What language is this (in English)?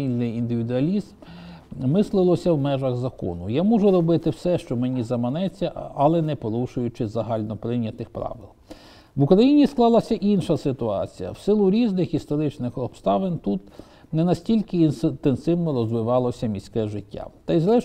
Ukrainian